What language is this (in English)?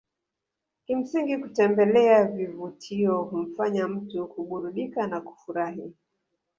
Swahili